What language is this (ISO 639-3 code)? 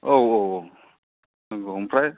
brx